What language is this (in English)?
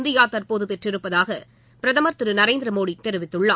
Tamil